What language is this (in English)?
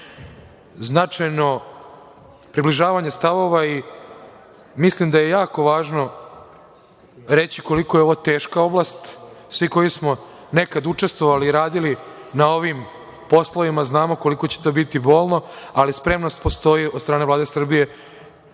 Serbian